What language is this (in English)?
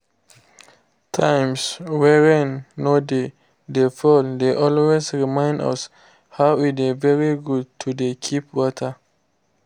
Nigerian Pidgin